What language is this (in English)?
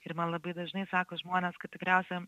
Lithuanian